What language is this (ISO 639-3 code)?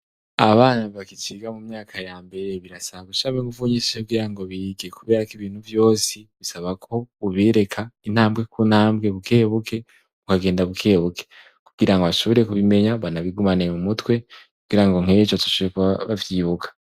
run